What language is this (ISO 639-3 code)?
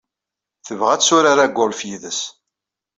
kab